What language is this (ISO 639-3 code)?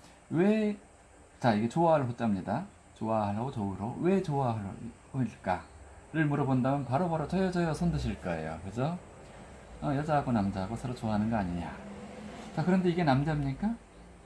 kor